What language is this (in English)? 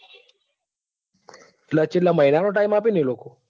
Gujarati